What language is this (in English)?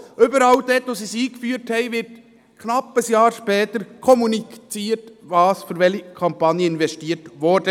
Swiss German